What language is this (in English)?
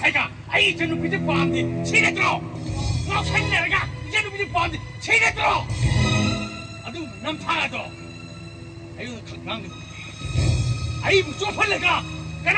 Arabic